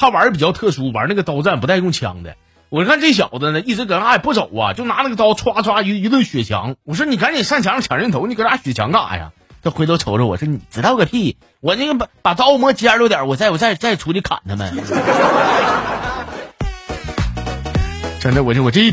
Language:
Chinese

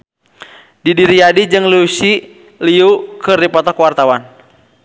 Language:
Sundanese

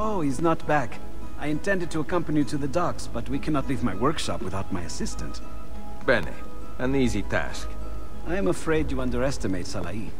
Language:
English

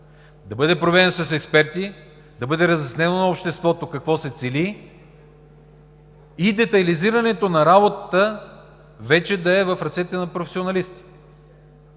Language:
Bulgarian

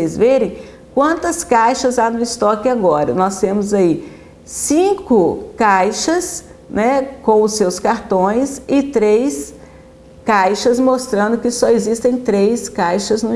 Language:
Portuguese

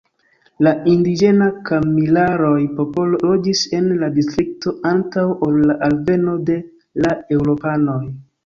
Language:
Esperanto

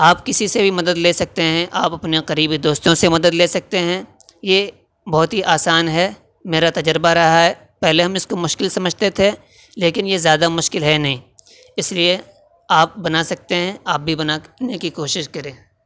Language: Urdu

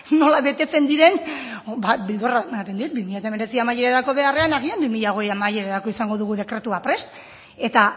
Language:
Basque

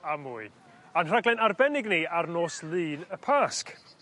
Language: Welsh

